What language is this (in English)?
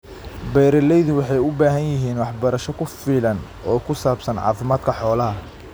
Somali